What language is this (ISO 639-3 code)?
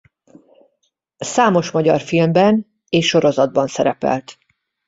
hun